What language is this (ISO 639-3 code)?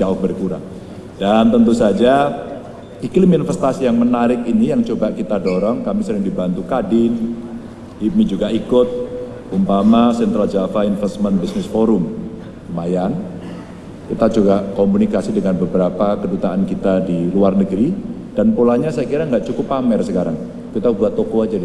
ind